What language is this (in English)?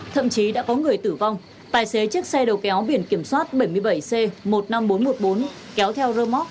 Vietnamese